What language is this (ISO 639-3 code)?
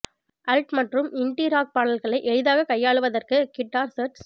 tam